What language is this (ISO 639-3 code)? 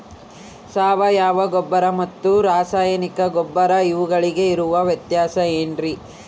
kan